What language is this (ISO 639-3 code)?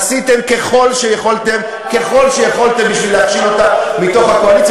heb